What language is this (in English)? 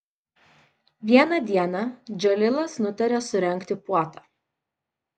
Lithuanian